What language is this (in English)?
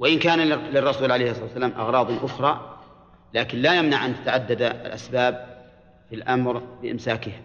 Arabic